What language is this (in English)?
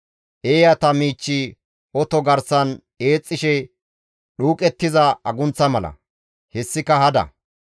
Gamo